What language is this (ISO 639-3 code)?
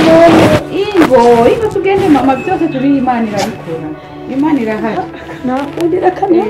eng